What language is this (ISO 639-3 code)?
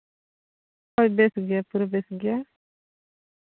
sat